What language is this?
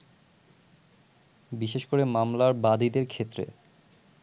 Bangla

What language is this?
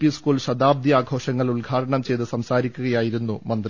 Malayalam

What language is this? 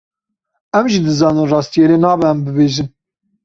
Kurdish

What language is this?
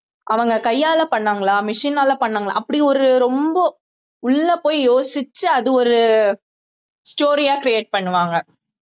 Tamil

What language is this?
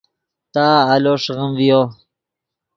Yidgha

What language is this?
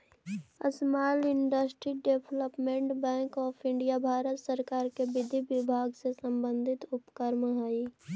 Magahi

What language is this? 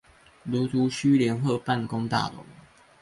Chinese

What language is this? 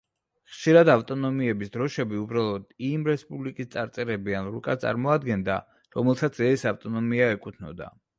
Georgian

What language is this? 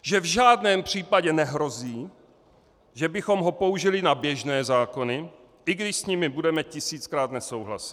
Czech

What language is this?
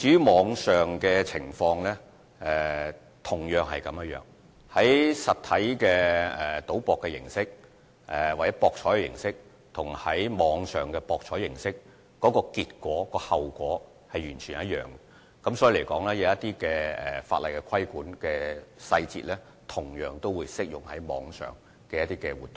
Cantonese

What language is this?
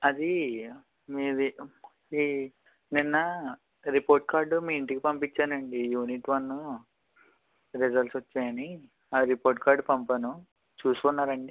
Telugu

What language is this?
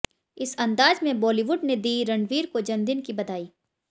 Hindi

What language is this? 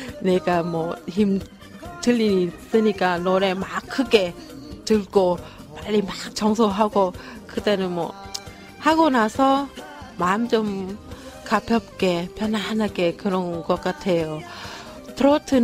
Korean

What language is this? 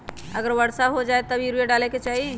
Magahi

